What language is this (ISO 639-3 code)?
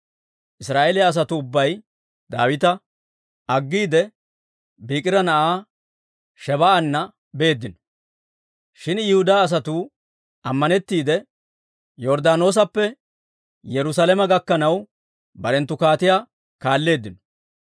dwr